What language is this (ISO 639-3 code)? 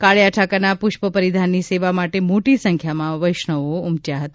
guj